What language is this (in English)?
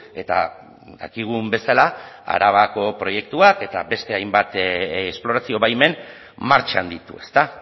Basque